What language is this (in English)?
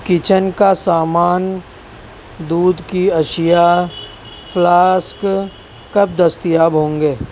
Urdu